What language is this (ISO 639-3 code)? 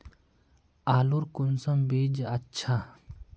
mag